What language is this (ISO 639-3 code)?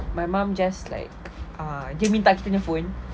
eng